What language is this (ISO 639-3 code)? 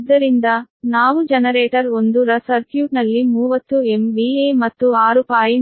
kan